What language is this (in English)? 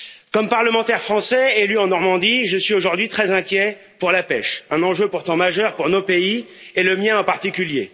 French